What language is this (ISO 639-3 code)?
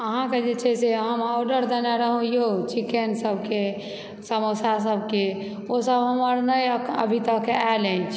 mai